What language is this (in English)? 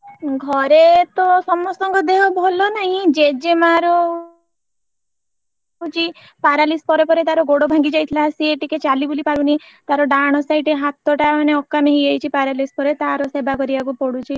Odia